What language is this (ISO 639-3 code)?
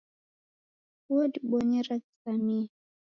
dav